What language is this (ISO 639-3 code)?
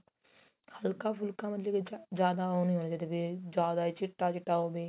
pan